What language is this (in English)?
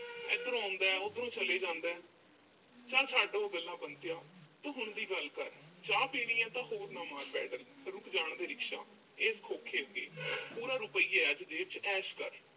Punjabi